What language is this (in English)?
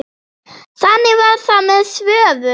Icelandic